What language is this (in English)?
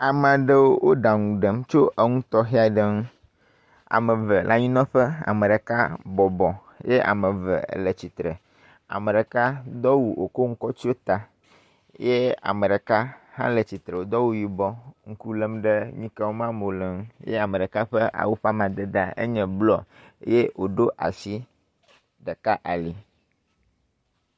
Ewe